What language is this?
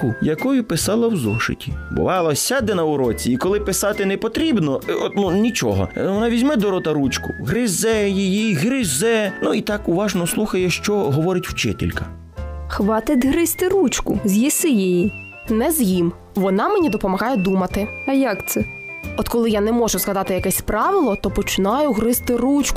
Ukrainian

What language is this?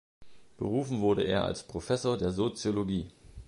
German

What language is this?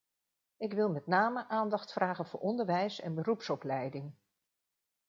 Dutch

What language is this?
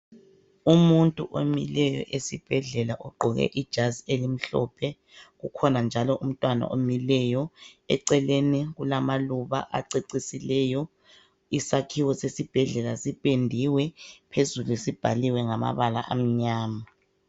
North Ndebele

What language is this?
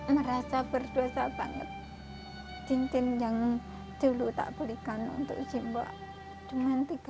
Indonesian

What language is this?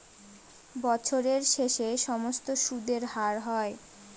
Bangla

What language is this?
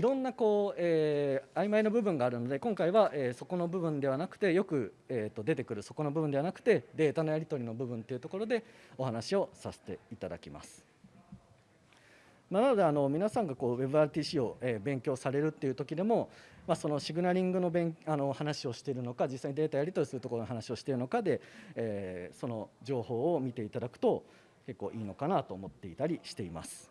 Japanese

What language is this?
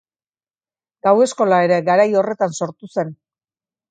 Basque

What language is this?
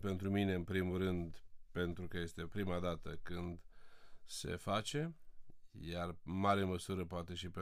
Romanian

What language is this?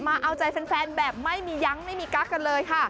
Thai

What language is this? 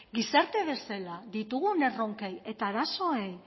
Basque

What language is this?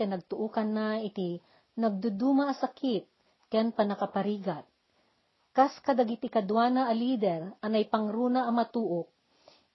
Filipino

